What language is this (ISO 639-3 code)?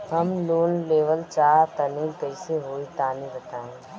bho